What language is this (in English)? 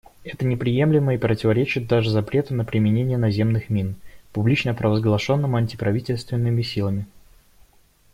Russian